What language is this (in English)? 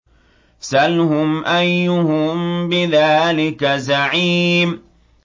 Arabic